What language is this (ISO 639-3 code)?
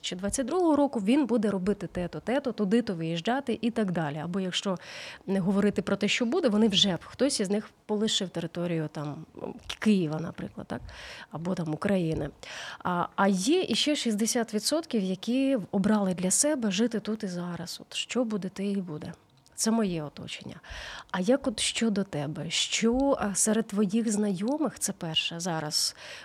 ukr